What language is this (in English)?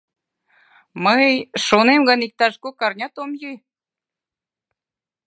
Mari